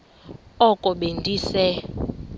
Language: Xhosa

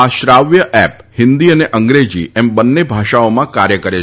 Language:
Gujarati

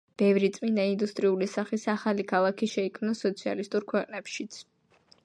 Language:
Georgian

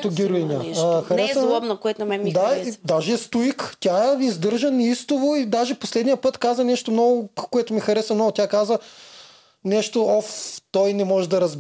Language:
Bulgarian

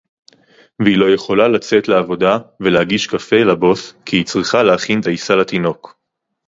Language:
Hebrew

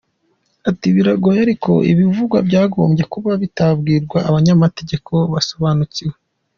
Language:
Kinyarwanda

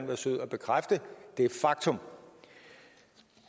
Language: Danish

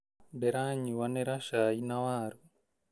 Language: Kikuyu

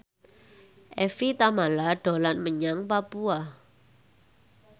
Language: Javanese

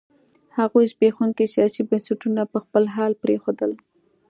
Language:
Pashto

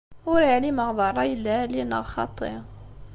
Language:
Kabyle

